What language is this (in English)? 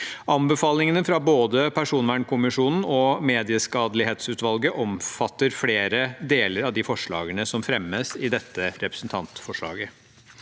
Norwegian